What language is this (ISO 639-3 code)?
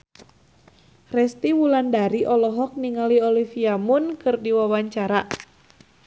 sun